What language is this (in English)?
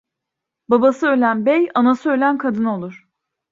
Turkish